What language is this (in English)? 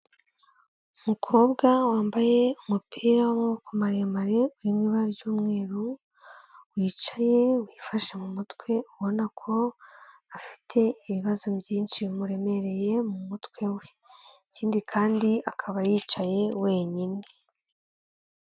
Kinyarwanda